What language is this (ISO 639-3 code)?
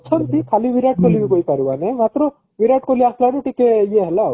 ori